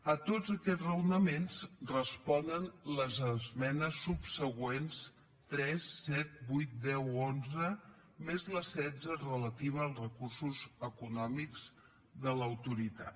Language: Catalan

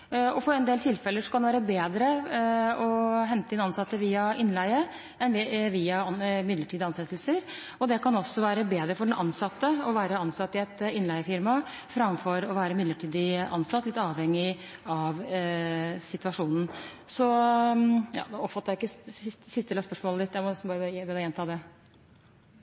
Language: Norwegian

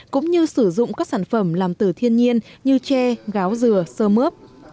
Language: Vietnamese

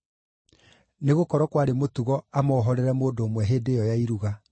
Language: Kikuyu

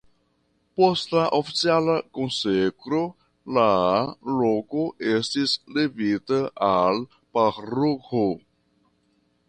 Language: Esperanto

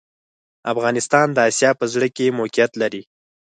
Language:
Pashto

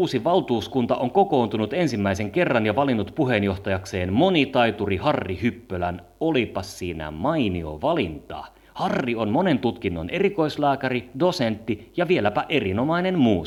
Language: Finnish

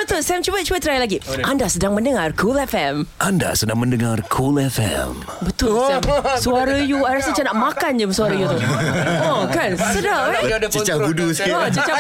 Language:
Malay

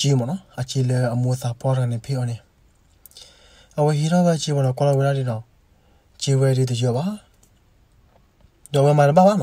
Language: Korean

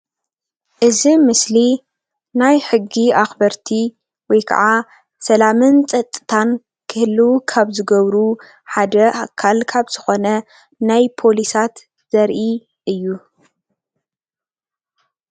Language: Tigrinya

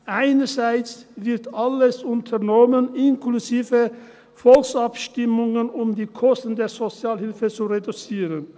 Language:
Swiss German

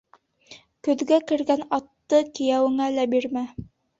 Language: Bashkir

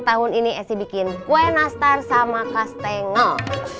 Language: Indonesian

